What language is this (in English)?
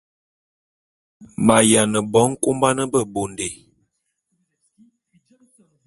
Bulu